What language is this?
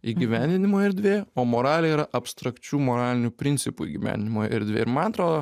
Lithuanian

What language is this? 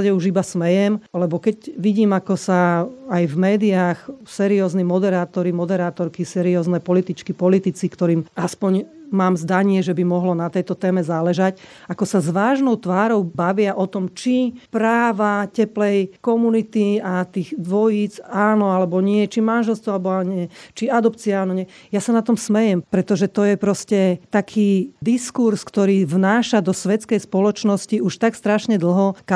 Slovak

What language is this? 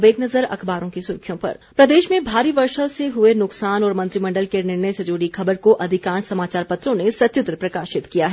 Hindi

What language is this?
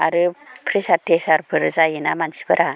Bodo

